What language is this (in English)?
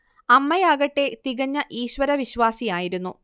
Malayalam